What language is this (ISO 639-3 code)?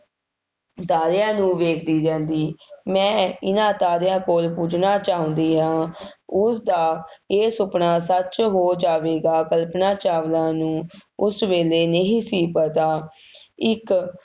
pan